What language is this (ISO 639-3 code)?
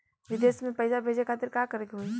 bho